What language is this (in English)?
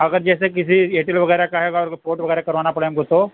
Urdu